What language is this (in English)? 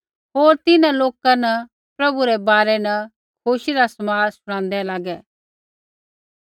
Kullu Pahari